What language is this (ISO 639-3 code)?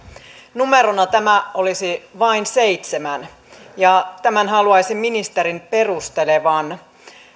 fin